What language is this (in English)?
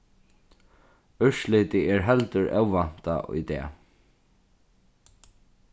Faroese